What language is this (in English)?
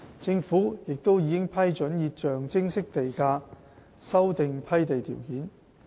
Cantonese